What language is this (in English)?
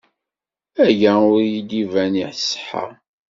Kabyle